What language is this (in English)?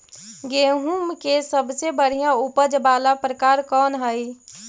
Magahi